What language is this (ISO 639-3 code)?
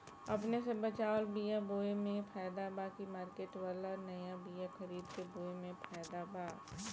bho